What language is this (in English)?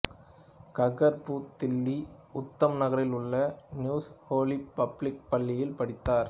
Tamil